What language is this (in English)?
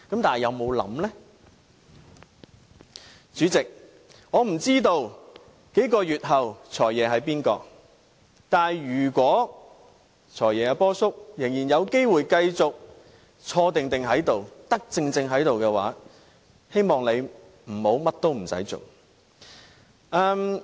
Cantonese